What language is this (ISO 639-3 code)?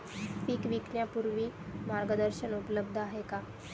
mar